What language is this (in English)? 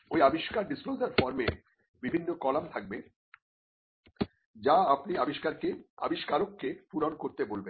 Bangla